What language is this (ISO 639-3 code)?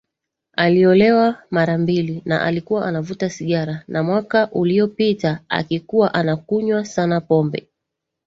swa